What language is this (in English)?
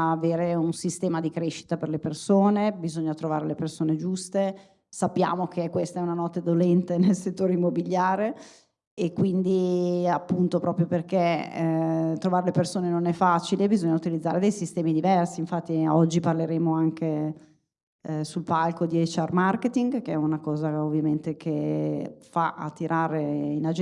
Italian